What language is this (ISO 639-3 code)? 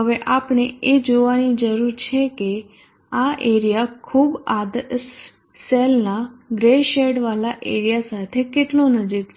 guj